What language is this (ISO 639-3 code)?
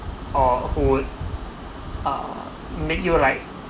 eng